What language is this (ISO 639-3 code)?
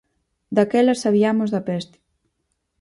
glg